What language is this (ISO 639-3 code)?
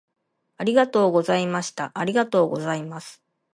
jpn